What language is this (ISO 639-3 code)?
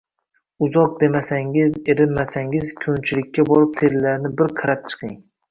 uzb